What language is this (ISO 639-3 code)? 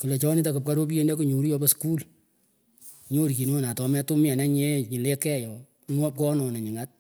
pko